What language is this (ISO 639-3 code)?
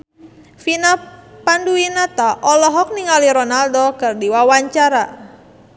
sun